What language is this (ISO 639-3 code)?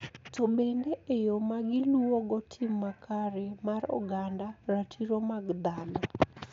luo